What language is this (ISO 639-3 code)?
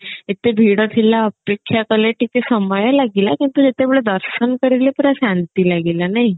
ori